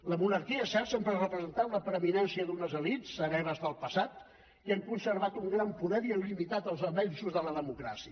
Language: Catalan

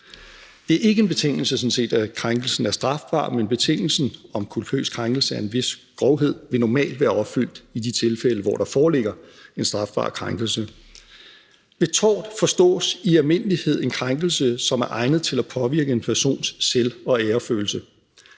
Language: Danish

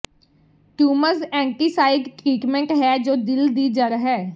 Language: Punjabi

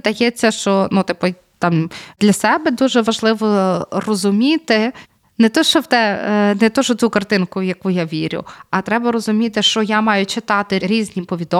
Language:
Ukrainian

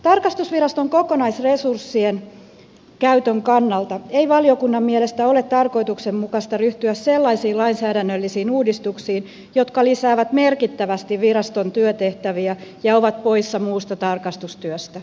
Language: Finnish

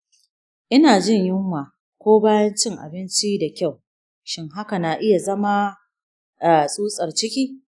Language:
Hausa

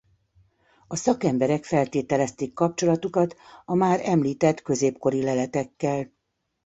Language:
Hungarian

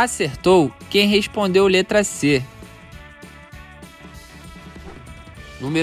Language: Portuguese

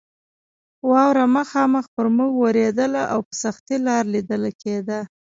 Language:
Pashto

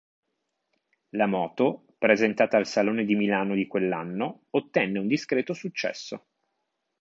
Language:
Italian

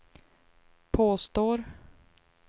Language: Swedish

